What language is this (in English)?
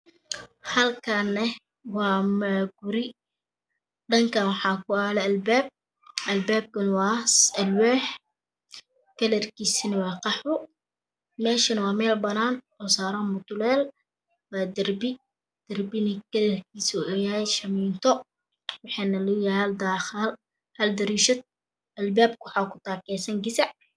Somali